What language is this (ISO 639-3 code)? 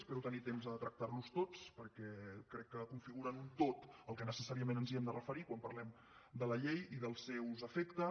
cat